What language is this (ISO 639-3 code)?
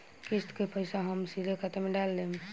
bho